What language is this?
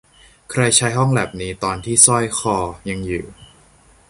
Thai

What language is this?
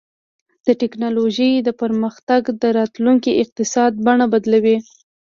Pashto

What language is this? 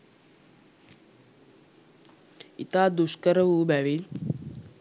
Sinhala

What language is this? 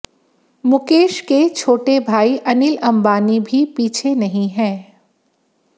Hindi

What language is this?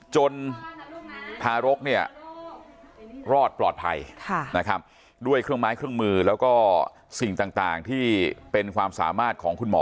Thai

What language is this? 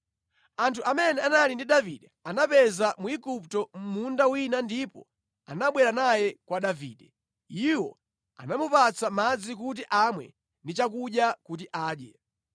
Nyanja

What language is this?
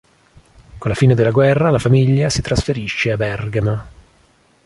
Italian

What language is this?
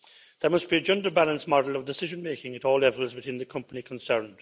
English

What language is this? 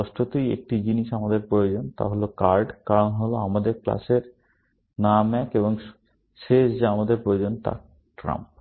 Bangla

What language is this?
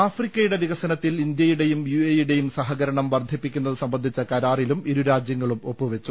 Malayalam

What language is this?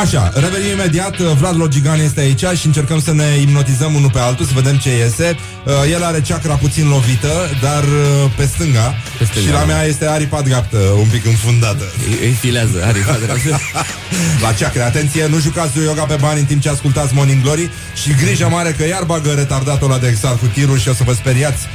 Romanian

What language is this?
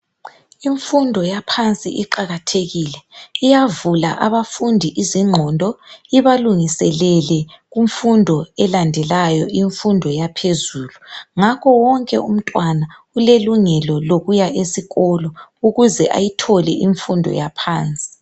North Ndebele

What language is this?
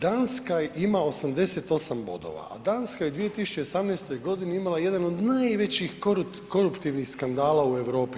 Croatian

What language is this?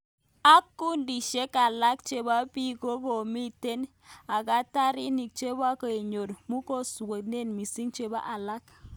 Kalenjin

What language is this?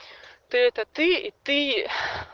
Russian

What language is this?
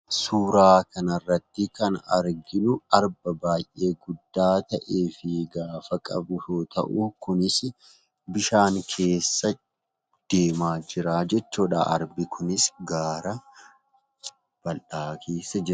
Oromo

